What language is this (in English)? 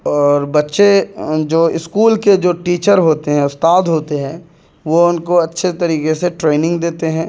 Urdu